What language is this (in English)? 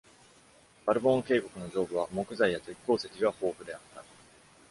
Japanese